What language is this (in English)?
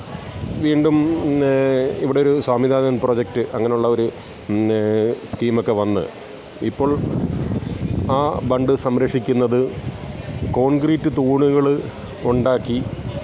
Malayalam